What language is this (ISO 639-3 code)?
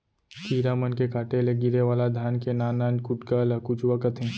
hne